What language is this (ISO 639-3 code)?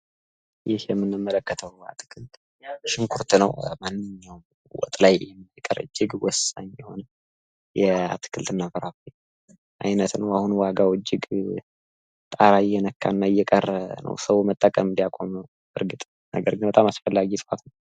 amh